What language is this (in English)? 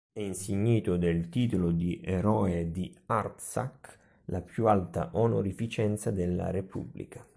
Italian